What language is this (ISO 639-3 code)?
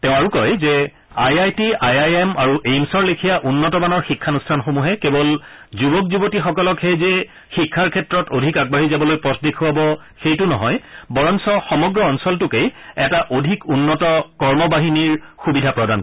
asm